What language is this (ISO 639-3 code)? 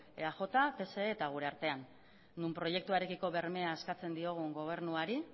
eus